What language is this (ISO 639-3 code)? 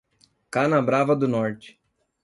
por